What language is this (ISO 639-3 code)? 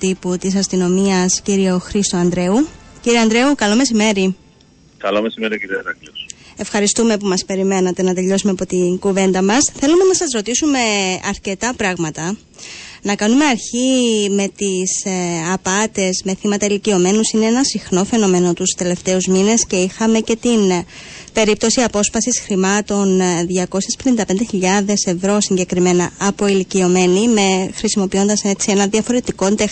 ell